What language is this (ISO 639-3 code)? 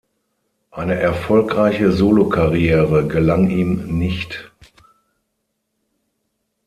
deu